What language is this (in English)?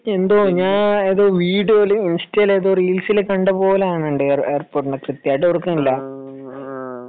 Malayalam